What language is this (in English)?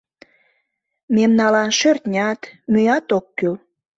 Mari